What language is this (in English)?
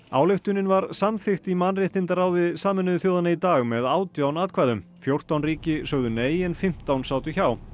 Icelandic